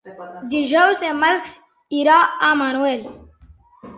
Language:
Catalan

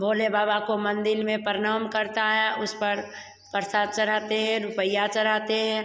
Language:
Hindi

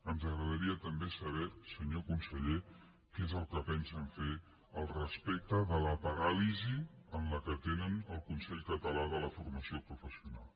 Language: Catalan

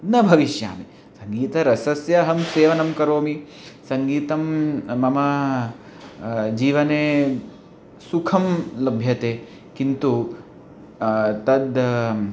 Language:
Sanskrit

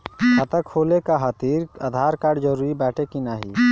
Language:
Bhojpuri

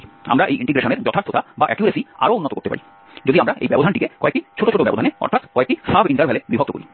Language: Bangla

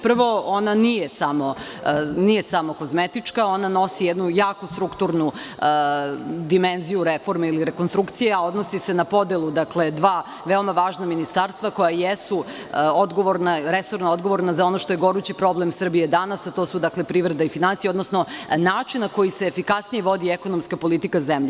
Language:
Serbian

